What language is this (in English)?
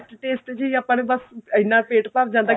Punjabi